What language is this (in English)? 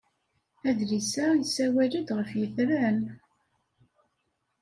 Kabyle